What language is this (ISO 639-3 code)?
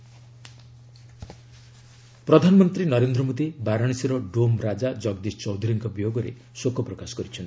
ori